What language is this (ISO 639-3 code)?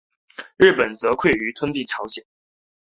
zho